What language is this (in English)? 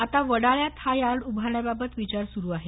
Marathi